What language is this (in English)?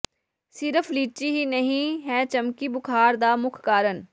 Punjabi